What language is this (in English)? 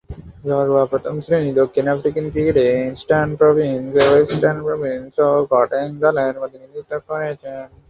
Bangla